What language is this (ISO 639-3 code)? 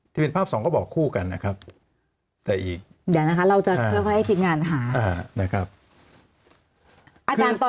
tha